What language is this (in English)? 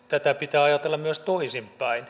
Finnish